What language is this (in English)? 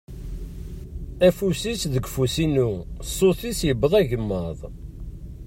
Kabyle